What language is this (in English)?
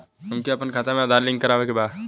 Bhojpuri